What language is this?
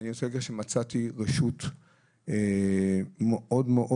Hebrew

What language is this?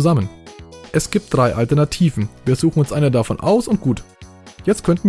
German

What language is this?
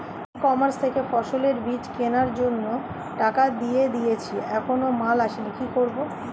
Bangla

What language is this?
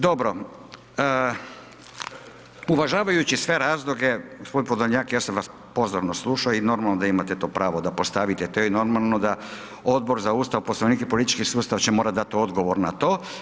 Croatian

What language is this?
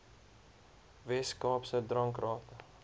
Afrikaans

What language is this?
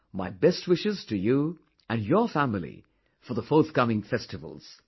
English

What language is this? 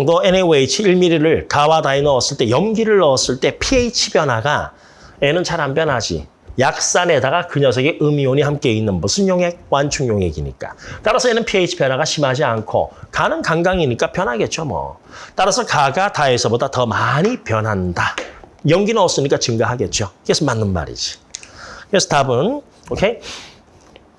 Korean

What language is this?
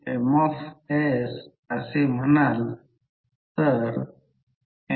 Marathi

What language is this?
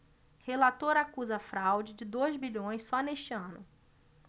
Portuguese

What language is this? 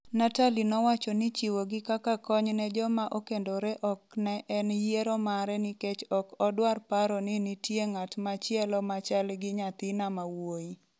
Luo (Kenya and Tanzania)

